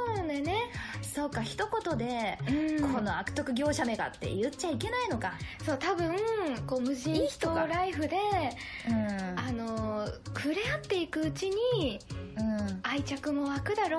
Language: Japanese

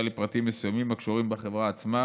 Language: Hebrew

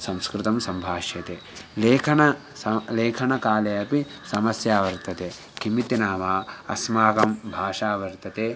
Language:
Sanskrit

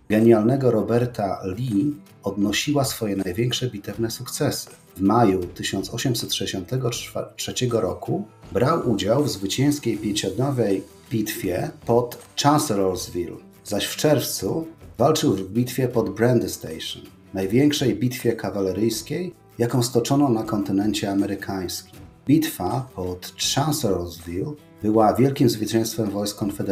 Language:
Polish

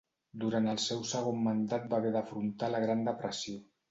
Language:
Catalan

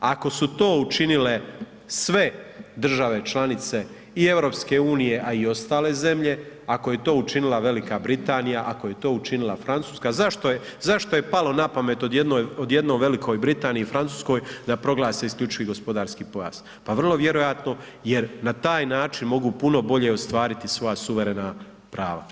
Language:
Croatian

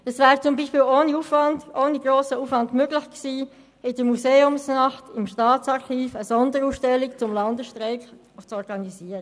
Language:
Swiss German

